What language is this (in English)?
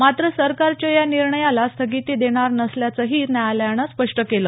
Marathi